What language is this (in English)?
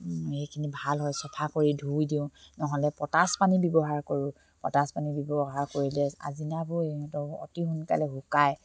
Assamese